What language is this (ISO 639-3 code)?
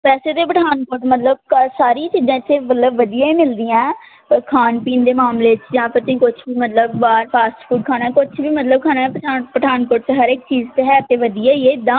pan